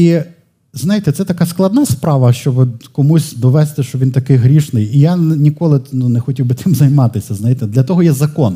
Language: Ukrainian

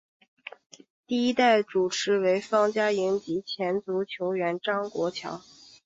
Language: Chinese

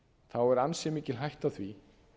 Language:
Icelandic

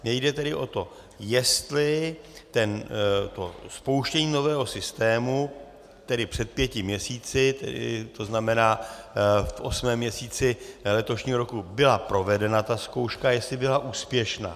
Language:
Czech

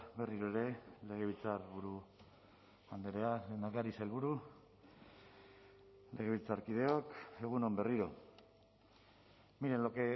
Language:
Basque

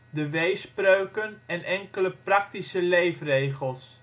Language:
Dutch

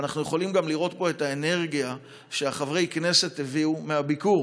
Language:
Hebrew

